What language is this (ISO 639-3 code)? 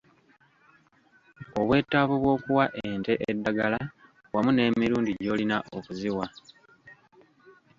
lug